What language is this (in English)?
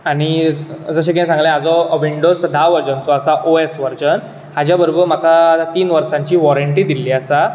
Konkani